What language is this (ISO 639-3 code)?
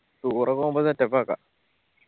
mal